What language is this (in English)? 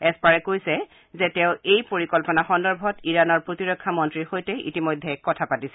Assamese